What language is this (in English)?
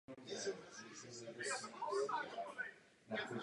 Czech